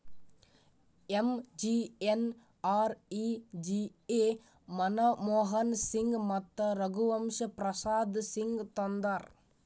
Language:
Kannada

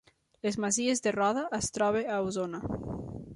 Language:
Catalan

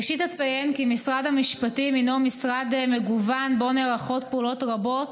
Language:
Hebrew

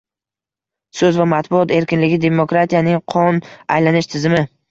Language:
Uzbek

